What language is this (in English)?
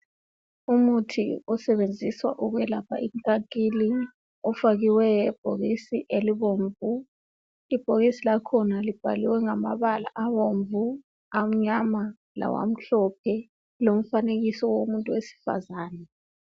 North Ndebele